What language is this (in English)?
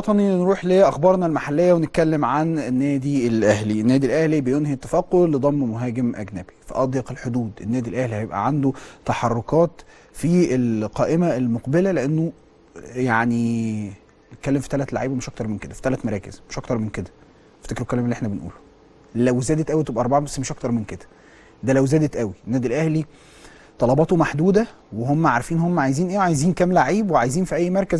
Arabic